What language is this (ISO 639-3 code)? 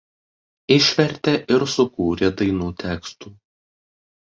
lit